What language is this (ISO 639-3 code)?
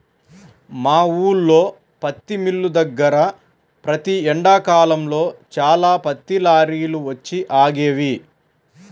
tel